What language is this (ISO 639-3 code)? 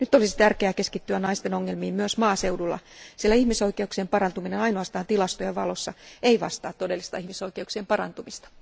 fin